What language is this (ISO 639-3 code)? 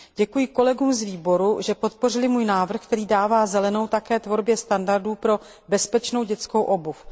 ces